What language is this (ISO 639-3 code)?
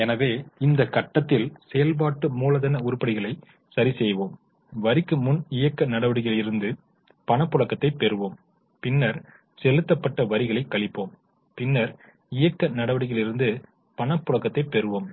tam